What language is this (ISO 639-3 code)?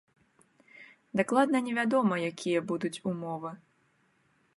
bel